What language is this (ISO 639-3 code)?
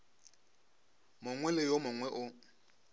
nso